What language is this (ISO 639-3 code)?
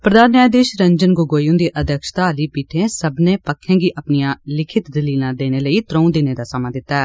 doi